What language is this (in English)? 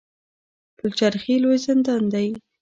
Pashto